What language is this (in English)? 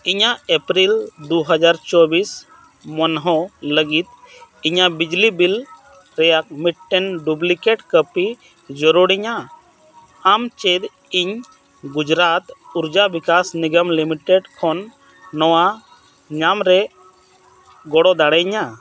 Santali